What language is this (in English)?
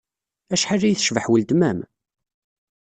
Kabyle